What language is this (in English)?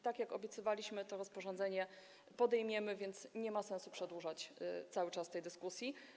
Polish